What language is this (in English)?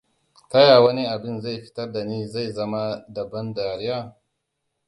Hausa